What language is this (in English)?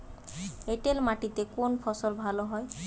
Bangla